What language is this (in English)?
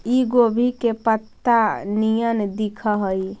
Magahi